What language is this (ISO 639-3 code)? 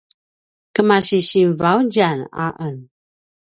pwn